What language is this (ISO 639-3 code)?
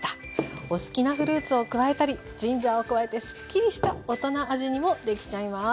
jpn